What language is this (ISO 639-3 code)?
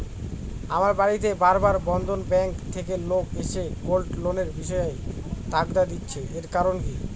ben